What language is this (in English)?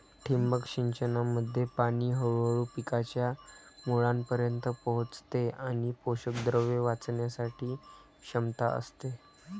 Marathi